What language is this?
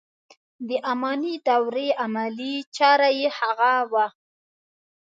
Pashto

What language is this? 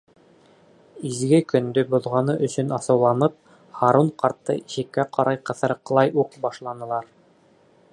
Bashkir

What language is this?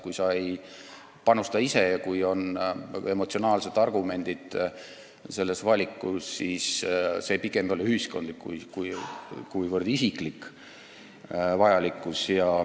Estonian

